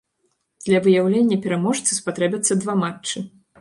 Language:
Belarusian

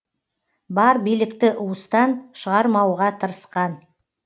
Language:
Kazakh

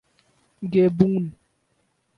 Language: Urdu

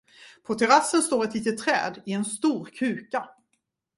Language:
Swedish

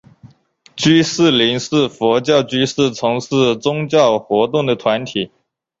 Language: Chinese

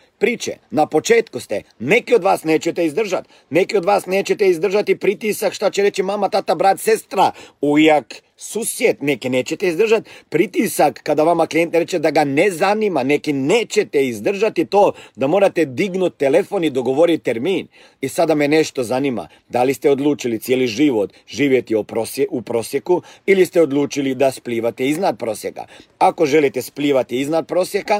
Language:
Croatian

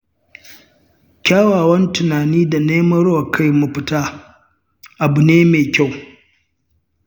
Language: Hausa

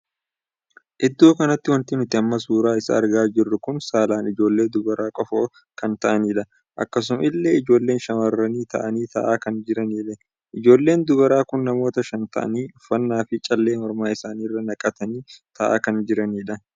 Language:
Oromo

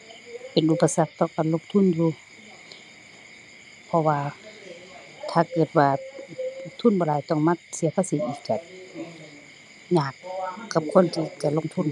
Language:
Thai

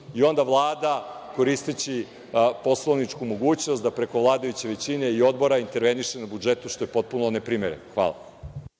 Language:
Serbian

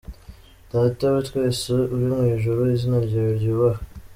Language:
Kinyarwanda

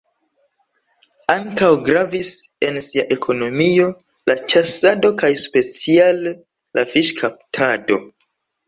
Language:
Esperanto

